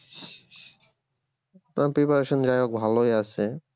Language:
Bangla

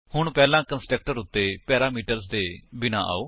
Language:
Punjabi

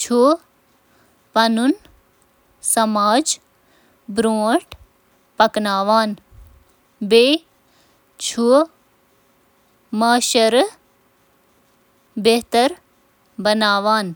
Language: Kashmiri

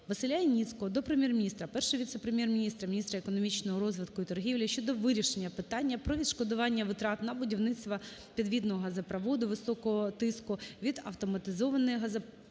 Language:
Ukrainian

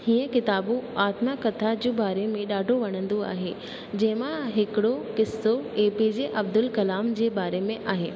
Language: Sindhi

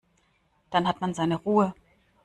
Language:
German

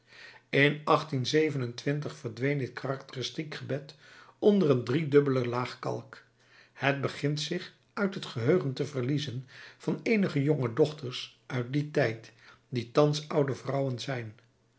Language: Dutch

